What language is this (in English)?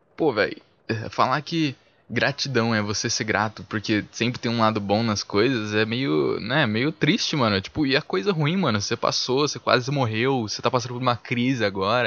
Portuguese